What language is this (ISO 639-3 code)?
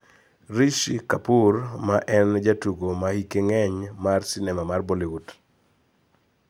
luo